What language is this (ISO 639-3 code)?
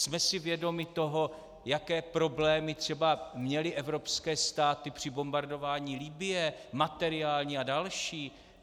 ces